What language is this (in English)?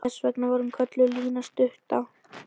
Icelandic